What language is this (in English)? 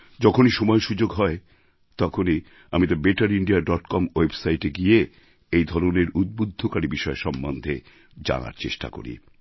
Bangla